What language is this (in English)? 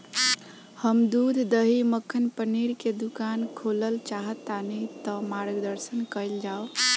Bhojpuri